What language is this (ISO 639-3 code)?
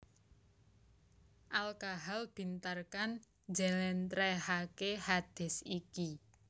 jav